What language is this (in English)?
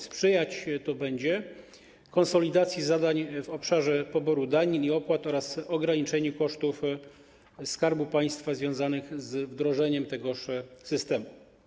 Polish